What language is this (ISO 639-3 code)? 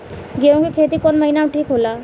bho